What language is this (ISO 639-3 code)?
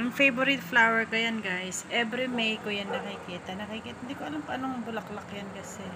fil